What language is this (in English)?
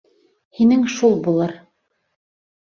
Bashkir